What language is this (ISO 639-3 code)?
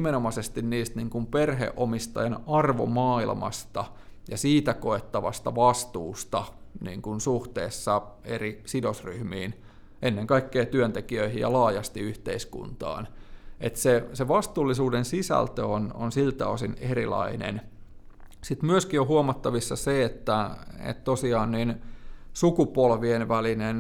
fin